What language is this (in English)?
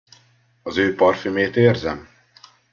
Hungarian